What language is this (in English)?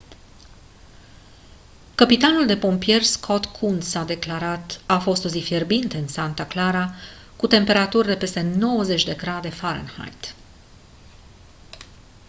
Romanian